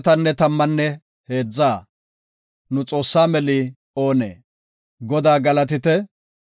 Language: Gofa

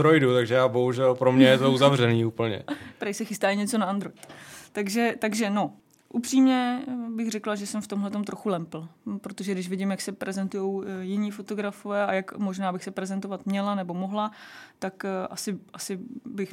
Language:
Czech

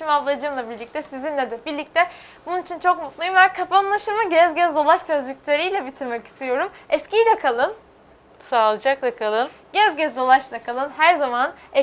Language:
Turkish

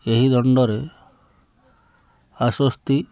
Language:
Odia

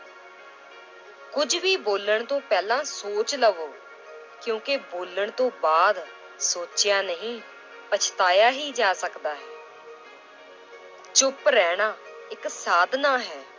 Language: Punjabi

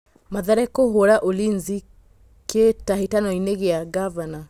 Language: Kikuyu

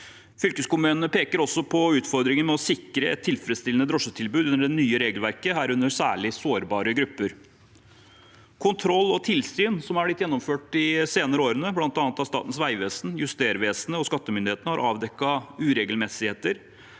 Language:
Norwegian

